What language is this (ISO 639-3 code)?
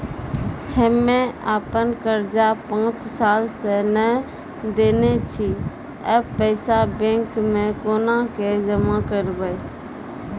mai